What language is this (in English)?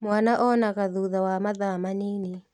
Kikuyu